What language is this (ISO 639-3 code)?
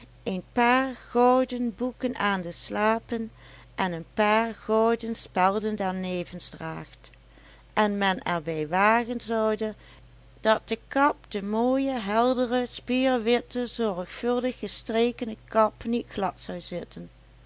nld